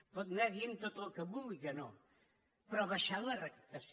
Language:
Catalan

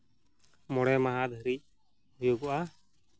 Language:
Santali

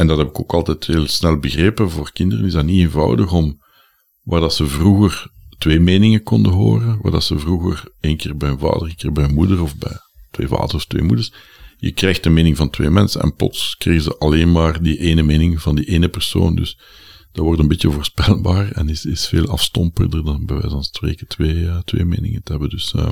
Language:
Dutch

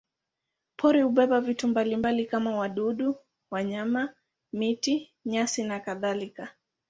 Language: Swahili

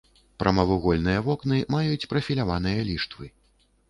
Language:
Belarusian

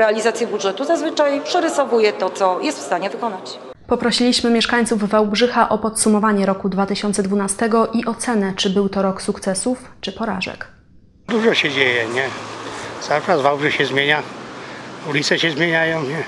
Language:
Polish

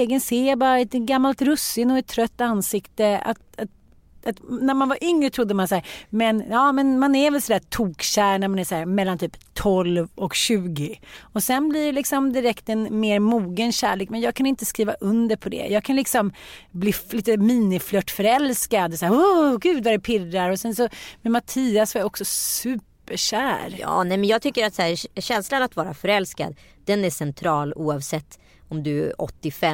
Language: Swedish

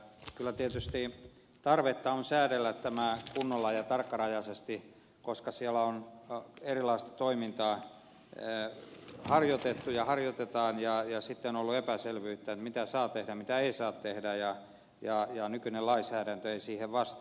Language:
Finnish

